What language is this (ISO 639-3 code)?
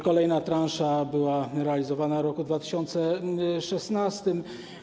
pol